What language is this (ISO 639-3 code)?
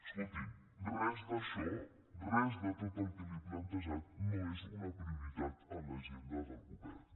cat